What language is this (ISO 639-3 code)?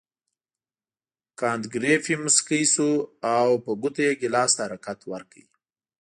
pus